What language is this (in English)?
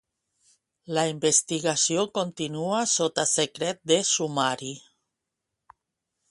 Catalan